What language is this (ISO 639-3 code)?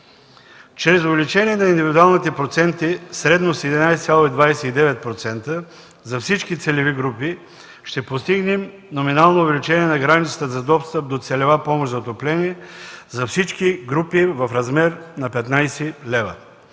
bul